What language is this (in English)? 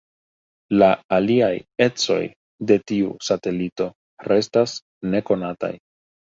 Esperanto